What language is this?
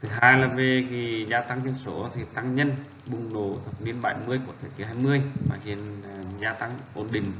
Vietnamese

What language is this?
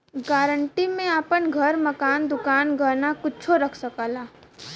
Bhojpuri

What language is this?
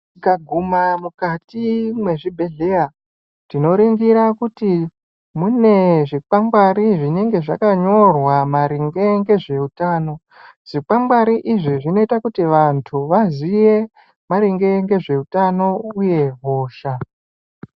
Ndau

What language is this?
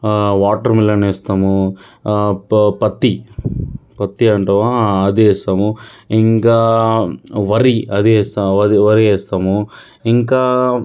Telugu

